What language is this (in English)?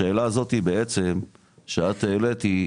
Hebrew